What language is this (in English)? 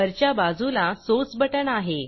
Marathi